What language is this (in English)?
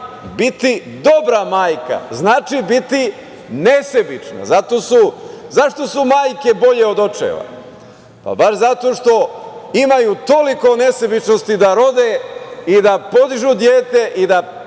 Serbian